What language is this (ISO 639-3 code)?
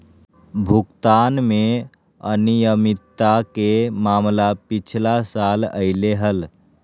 mag